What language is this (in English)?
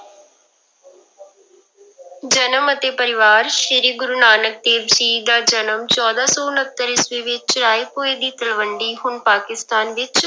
Punjabi